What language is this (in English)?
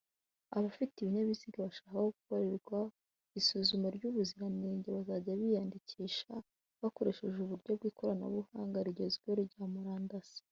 Kinyarwanda